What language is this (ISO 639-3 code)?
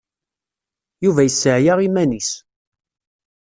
kab